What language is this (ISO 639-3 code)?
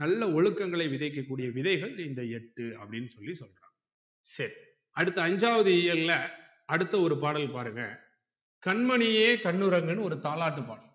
tam